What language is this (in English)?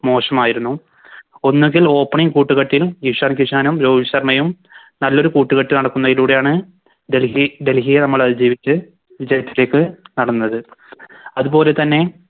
Malayalam